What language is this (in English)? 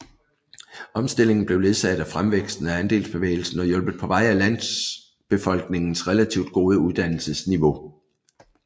Danish